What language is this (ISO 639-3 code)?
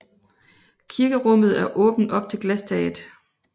dan